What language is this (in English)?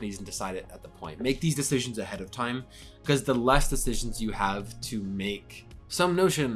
English